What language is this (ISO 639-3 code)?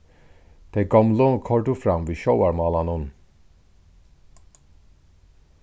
fao